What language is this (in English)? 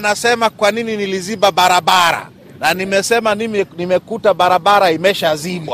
Swahili